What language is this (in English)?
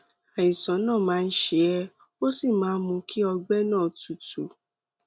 Yoruba